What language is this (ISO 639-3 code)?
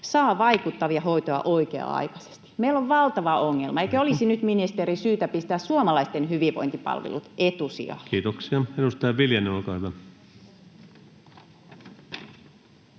fin